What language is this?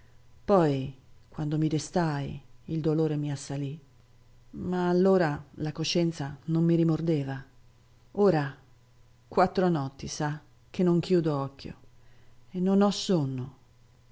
Italian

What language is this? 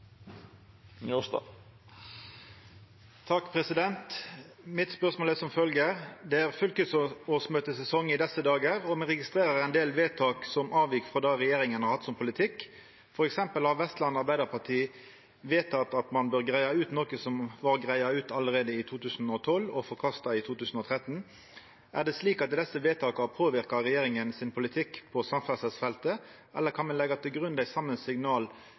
Norwegian Nynorsk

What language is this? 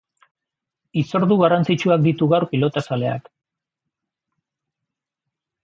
Basque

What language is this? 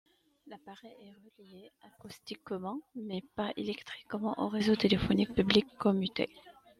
French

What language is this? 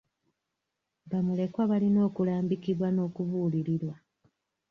Ganda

